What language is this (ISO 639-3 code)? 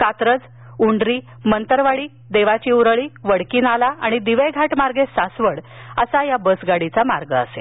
mar